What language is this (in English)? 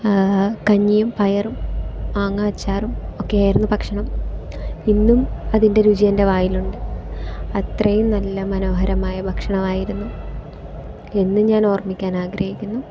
Malayalam